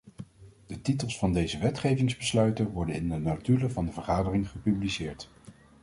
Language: Dutch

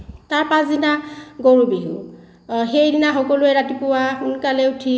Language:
Assamese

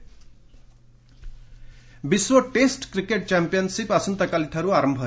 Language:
Odia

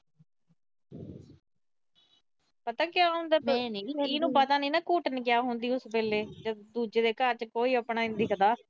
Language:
Punjabi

